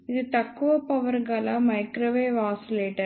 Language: Telugu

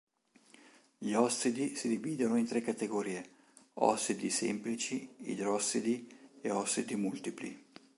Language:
Italian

